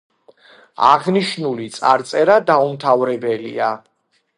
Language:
Georgian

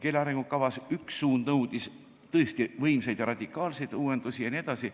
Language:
Estonian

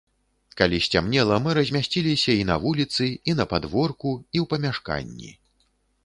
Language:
Belarusian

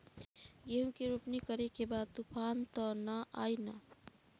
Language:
Bhojpuri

